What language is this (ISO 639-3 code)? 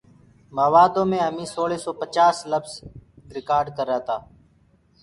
ggg